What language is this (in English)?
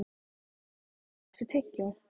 Icelandic